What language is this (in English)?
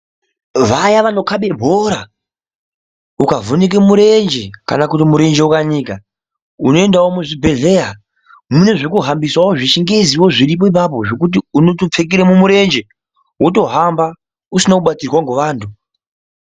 Ndau